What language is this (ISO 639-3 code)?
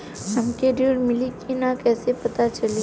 bho